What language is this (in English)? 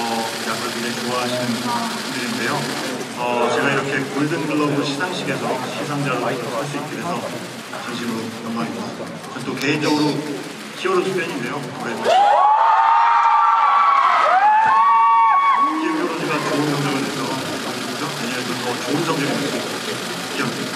Korean